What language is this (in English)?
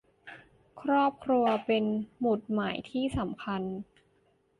Thai